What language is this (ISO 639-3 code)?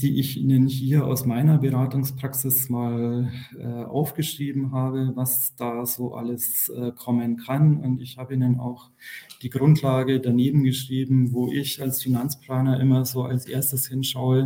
deu